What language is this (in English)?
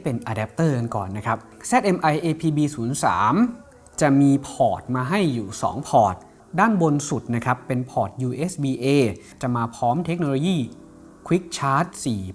Thai